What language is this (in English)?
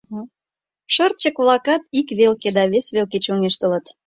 Mari